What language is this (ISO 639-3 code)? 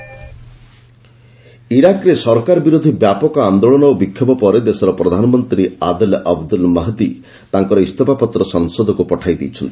ori